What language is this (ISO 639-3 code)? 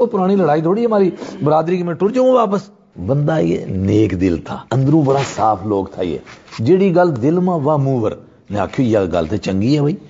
urd